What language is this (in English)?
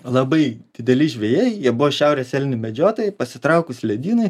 Lithuanian